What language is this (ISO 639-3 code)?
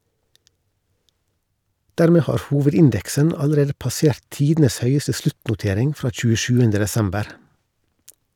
nor